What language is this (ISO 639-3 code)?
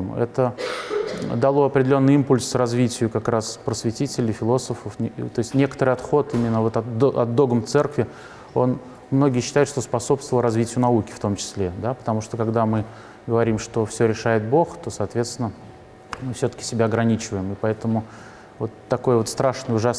rus